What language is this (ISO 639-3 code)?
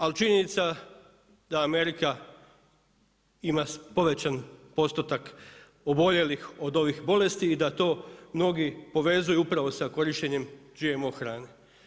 hrv